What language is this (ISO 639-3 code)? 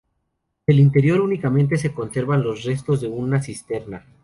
spa